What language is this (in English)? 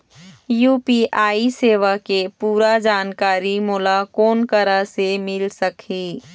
Chhattisgarhi